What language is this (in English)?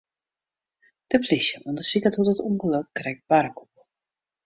Western Frisian